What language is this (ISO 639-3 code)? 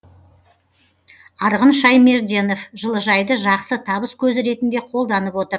kaz